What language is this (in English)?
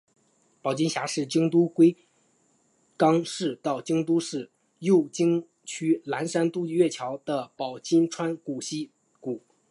Chinese